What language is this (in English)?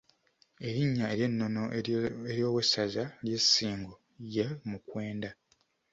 Ganda